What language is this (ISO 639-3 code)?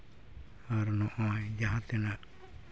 sat